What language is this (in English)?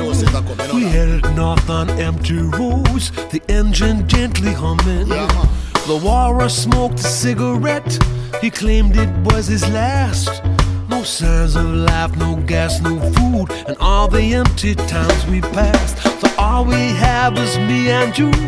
Persian